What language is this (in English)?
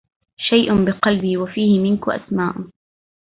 Arabic